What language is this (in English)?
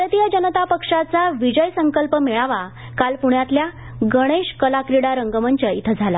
Marathi